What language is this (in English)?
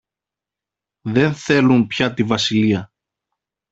Greek